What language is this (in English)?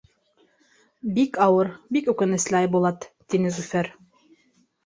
Bashkir